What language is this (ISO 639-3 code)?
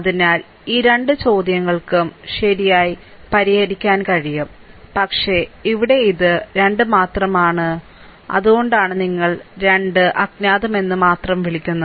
mal